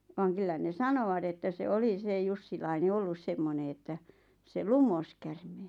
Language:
Finnish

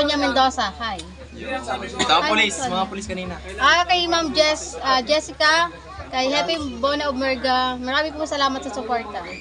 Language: Filipino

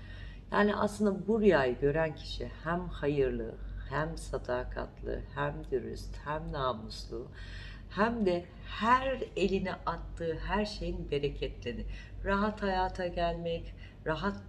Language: Turkish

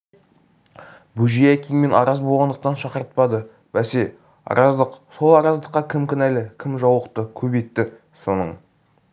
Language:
Kazakh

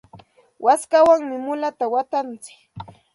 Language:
Santa Ana de Tusi Pasco Quechua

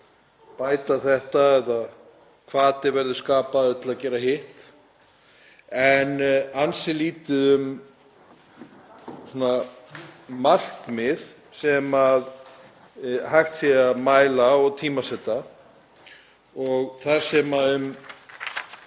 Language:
Icelandic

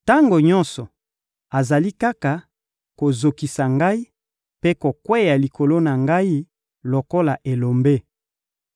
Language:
Lingala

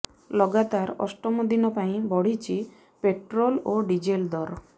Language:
Odia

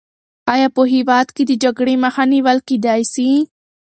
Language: Pashto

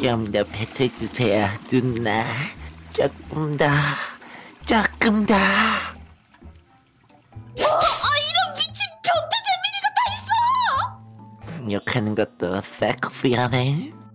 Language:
Korean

